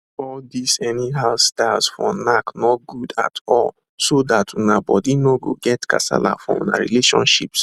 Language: Nigerian Pidgin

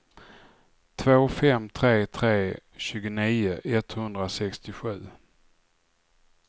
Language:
Swedish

